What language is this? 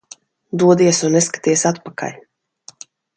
Latvian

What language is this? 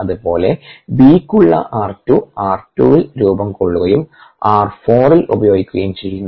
Malayalam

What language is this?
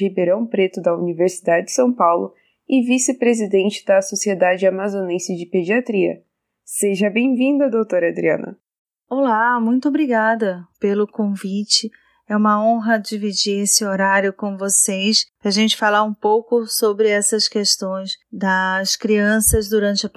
Portuguese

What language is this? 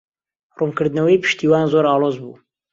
Central Kurdish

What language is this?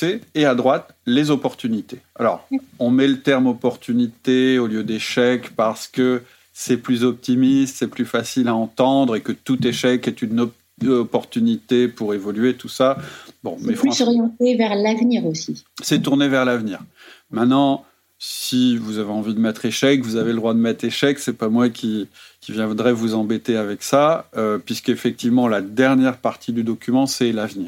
French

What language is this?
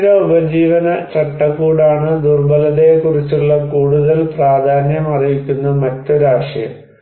Malayalam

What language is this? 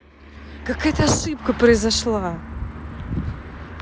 Russian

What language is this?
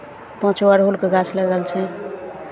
Maithili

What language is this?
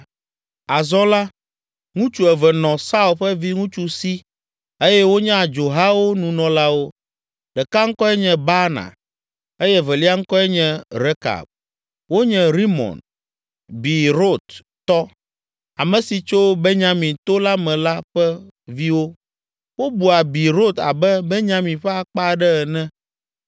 Ewe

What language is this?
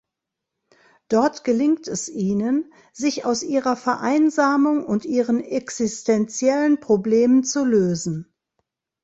German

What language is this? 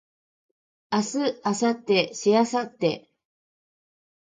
Japanese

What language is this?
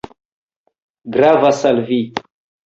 Esperanto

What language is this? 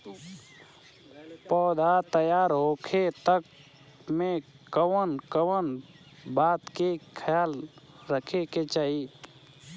Bhojpuri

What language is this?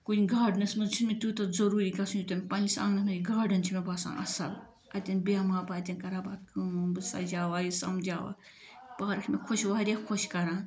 Kashmiri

